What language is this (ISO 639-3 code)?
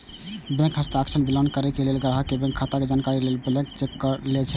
mai